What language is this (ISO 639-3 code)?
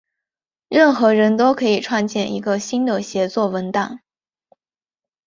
zho